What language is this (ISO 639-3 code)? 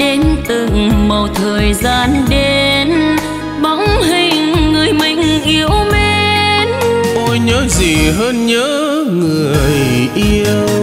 vie